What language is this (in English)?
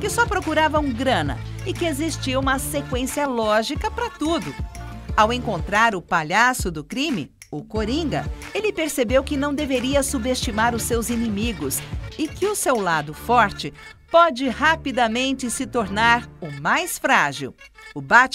Portuguese